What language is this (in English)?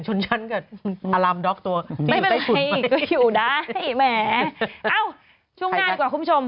Thai